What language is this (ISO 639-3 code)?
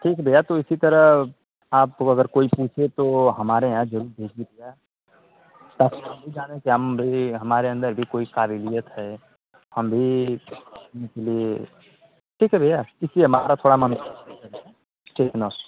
hin